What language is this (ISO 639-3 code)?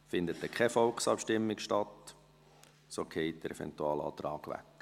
gsw